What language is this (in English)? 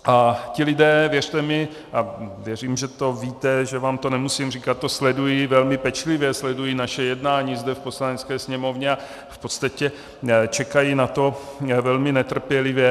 Czech